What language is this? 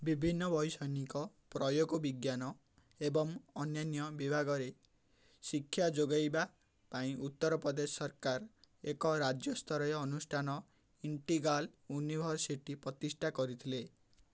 Odia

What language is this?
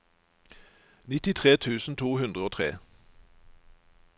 Norwegian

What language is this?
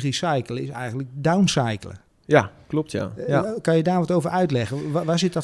Dutch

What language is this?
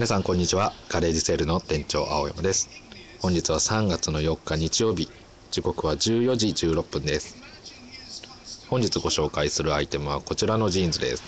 Japanese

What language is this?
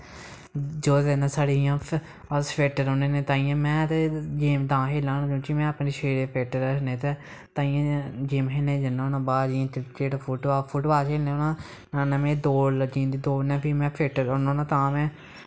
Dogri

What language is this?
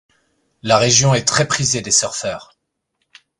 French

